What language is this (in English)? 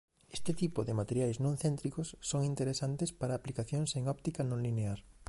Galician